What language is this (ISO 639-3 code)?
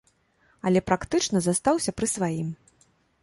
bel